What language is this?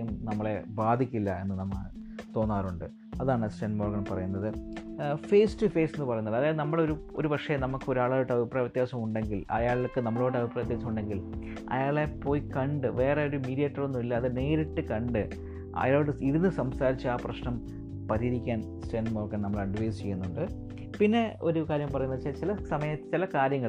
Malayalam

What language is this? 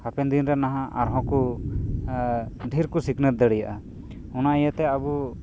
Santali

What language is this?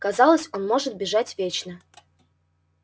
Russian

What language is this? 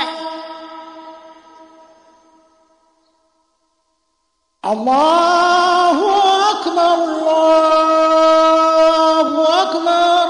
Arabic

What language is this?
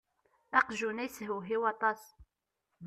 Kabyle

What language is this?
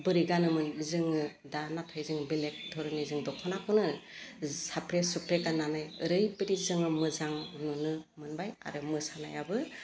Bodo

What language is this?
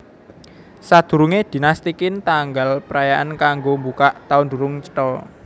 Javanese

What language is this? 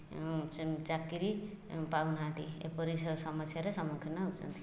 Odia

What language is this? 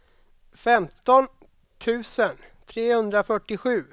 Swedish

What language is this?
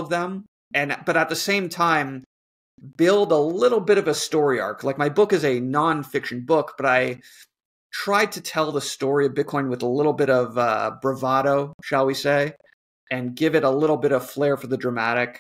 English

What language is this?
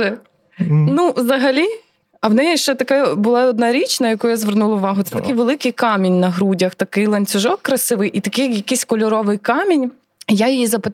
Ukrainian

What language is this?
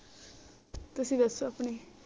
Punjabi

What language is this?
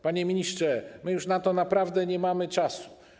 Polish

